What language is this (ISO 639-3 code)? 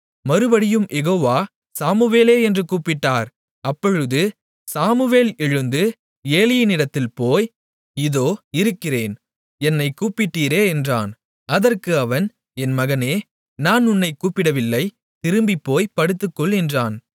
tam